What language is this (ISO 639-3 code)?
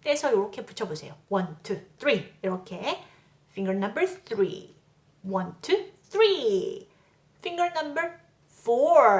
kor